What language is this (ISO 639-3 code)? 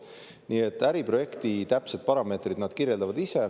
est